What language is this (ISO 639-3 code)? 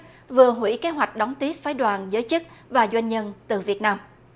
vie